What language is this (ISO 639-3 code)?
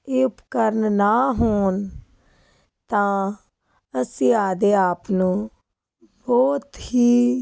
pan